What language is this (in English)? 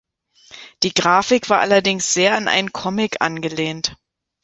German